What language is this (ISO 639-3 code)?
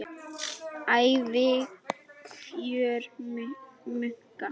isl